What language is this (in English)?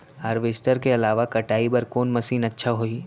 Chhattisgarhi